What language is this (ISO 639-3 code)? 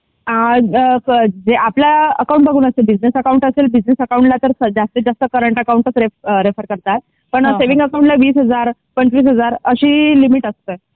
mar